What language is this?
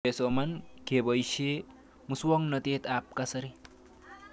Kalenjin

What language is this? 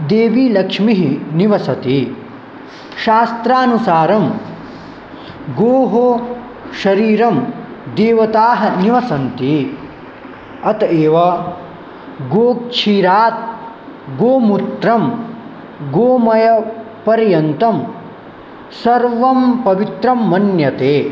Sanskrit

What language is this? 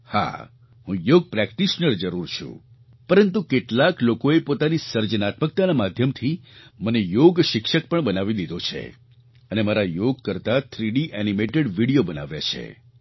Gujarati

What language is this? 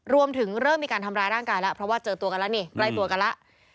Thai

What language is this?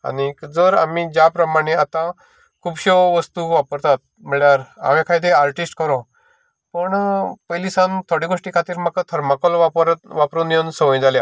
Konkani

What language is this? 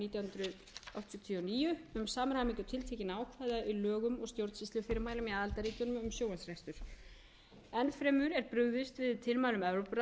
Icelandic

